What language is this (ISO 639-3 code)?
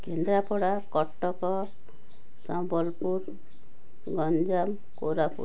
ori